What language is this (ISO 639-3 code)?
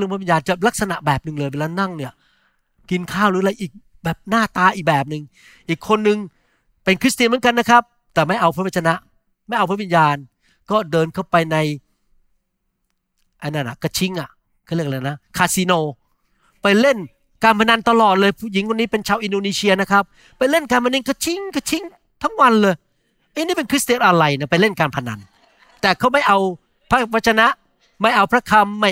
tha